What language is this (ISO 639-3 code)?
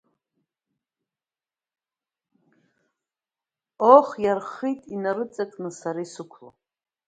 abk